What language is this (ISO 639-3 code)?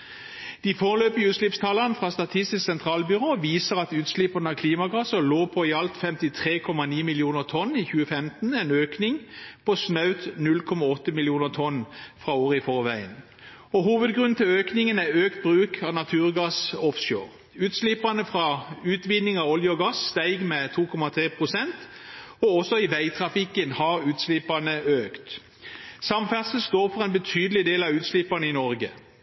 nob